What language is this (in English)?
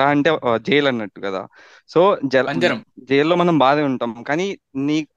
Telugu